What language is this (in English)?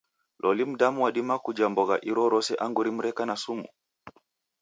Taita